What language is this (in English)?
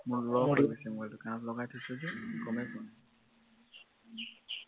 Assamese